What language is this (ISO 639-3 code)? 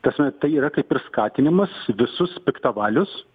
lit